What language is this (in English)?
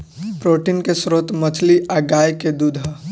Bhojpuri